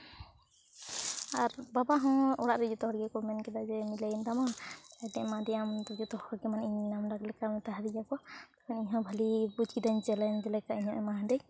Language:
Santali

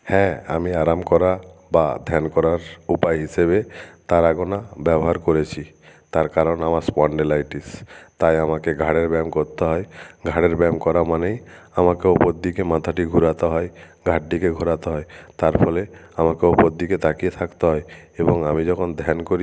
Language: Bangla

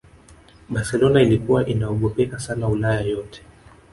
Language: Swahili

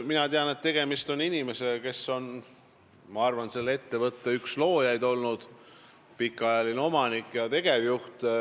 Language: Estonian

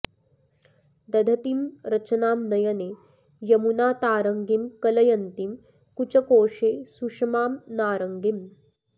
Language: Sanskrit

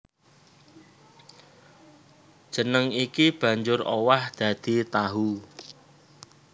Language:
Javanese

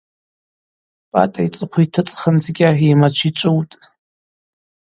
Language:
Abaza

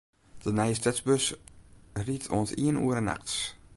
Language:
Western Frisian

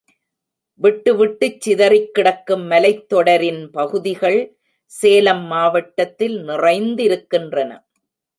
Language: Tamil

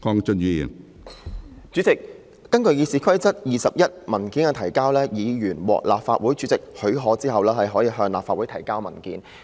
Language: Cantonese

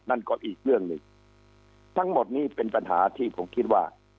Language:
Thai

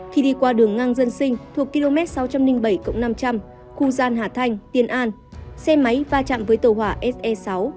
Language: Vietnamese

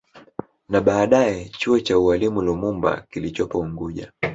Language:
Swahili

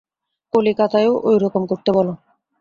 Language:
Bangla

